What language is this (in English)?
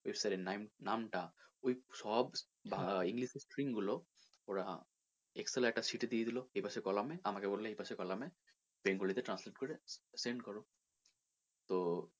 Bangla